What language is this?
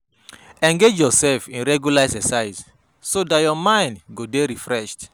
Nigerian Pidgin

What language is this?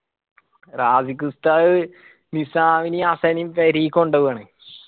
Malayalam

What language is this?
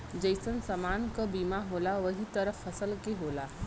Bhojpuri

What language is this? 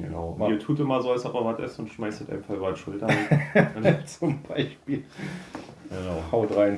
German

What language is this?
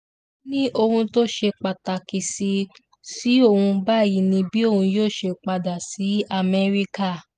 Yoruba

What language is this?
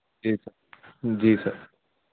Urdu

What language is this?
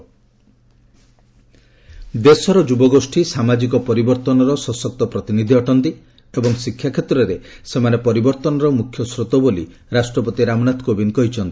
Odia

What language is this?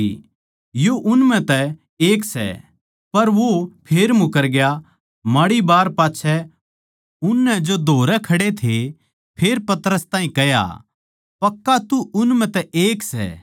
Haryanvi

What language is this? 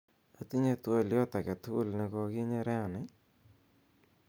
Kalenjin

